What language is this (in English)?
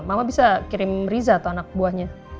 Indonesian